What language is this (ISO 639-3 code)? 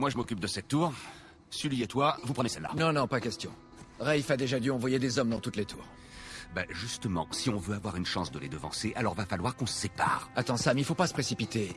fra